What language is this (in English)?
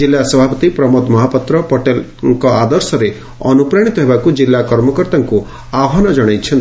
Odia